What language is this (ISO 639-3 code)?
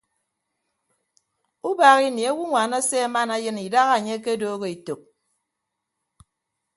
ibb